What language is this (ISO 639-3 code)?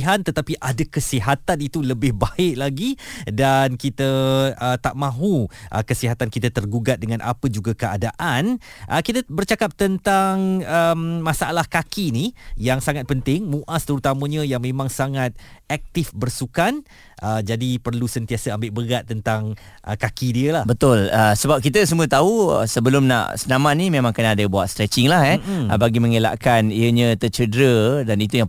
msa